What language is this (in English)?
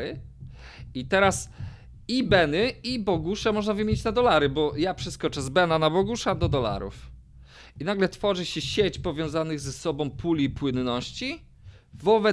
Polish